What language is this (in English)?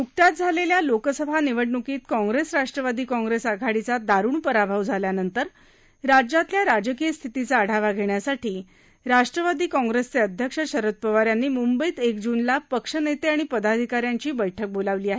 Marathi